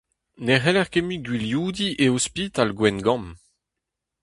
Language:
Breton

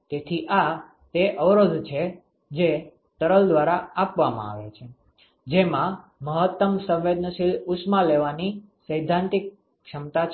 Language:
Gujarati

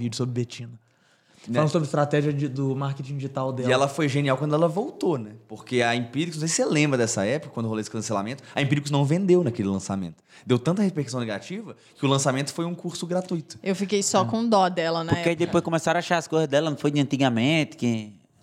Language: Portuguese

